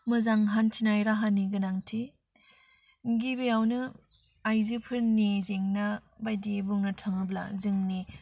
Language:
Bodo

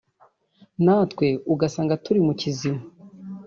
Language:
Kinyarwanda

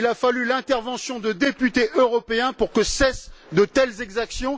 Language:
French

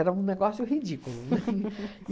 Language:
Portuguese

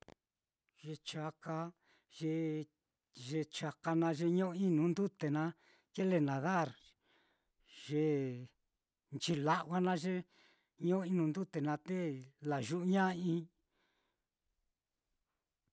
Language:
Mitlatongo Mixtec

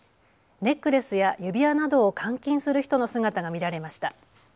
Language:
Japanese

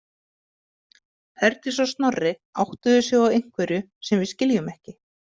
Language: Icelandic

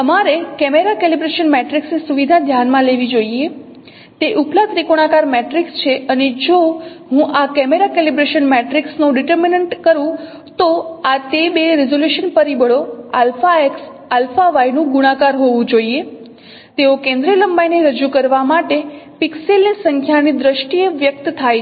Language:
Gujarati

